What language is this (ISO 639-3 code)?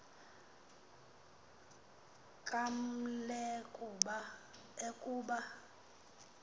xho